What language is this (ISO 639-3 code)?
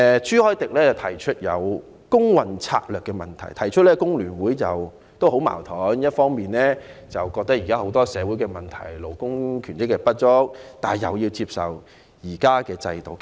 yue